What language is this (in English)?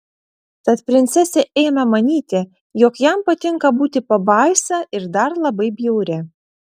Lithuanian